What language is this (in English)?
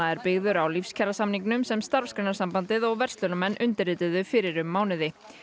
Icelandic